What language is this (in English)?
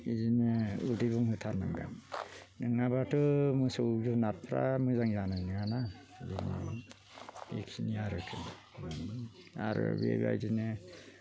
Bodo